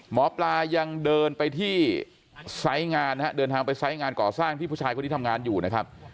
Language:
Thai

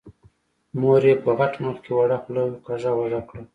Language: Pashto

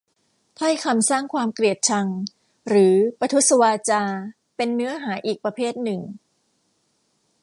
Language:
Thai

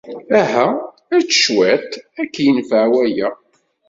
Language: Kabyle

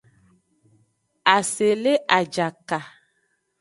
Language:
Aja (Benin)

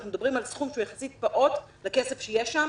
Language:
Hebrew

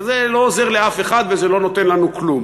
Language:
Hebrew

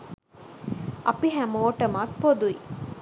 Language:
Sinhala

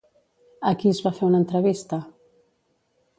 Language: Catalan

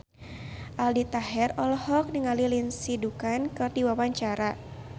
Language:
Sundanese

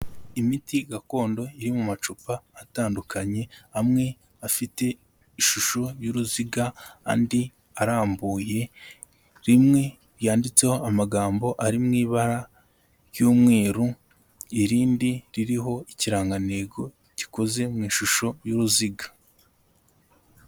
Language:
Kinyarwanda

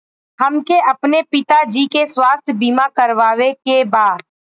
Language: Bhojpuri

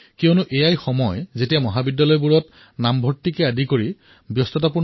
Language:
Assamese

